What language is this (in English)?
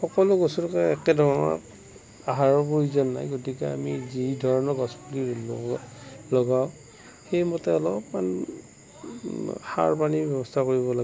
Assamese